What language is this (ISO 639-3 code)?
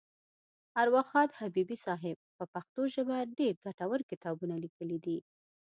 pus